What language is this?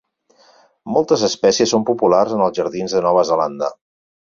Catalan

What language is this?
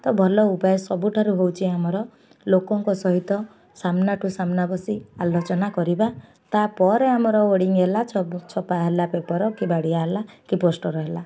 Odia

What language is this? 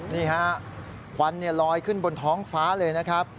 Thai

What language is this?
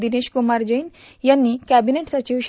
Marathi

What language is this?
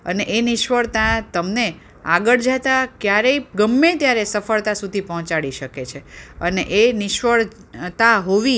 Gujarati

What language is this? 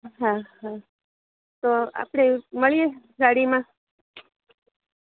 Gujarati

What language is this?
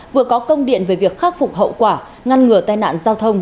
Vietnamese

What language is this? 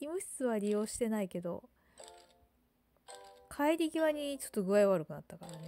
Japanese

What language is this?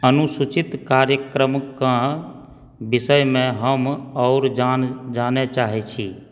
Maithili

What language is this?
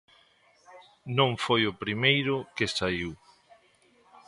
Galician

